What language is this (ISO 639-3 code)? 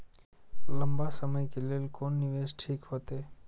mai